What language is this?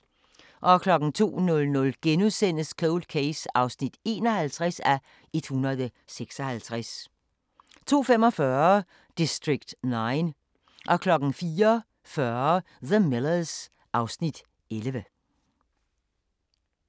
Danish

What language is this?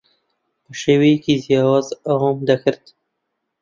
Central Kurdish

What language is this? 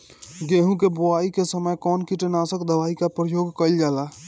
Bhojpuri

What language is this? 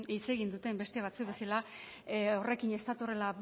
Basque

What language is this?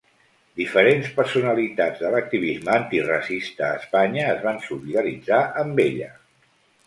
Catalan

